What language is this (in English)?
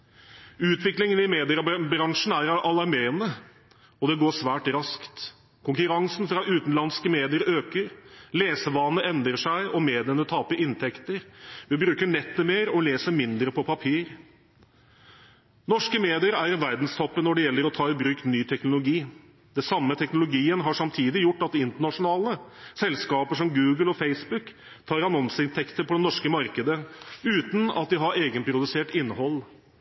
Norwegian Bokmål